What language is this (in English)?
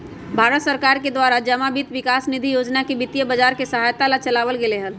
Magahi